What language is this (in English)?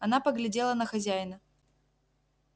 Russian